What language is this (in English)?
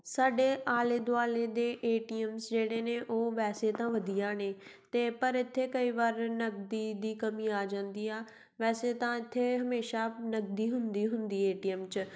Punjabi